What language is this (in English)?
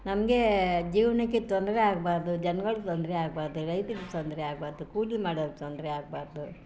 Kannada